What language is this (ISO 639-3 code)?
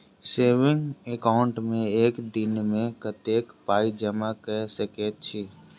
mai